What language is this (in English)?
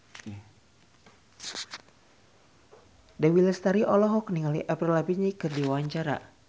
Sundanese